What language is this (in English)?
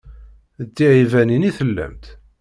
Kabyle